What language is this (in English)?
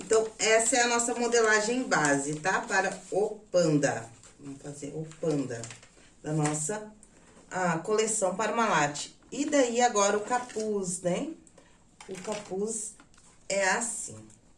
Portuguese